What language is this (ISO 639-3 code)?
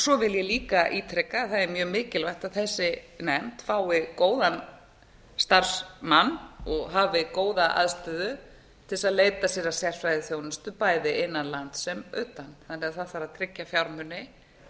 isl